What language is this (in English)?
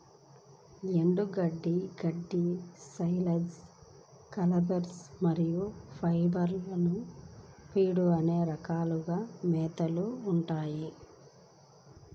Telugu